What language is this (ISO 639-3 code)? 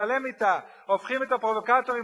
heb